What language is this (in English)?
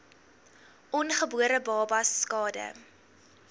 Afrikaans